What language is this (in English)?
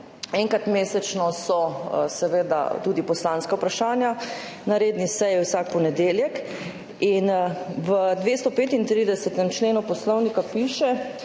Slovenian